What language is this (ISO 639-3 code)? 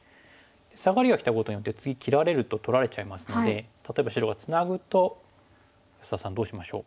jpn